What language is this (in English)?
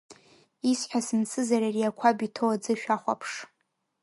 Abkhazian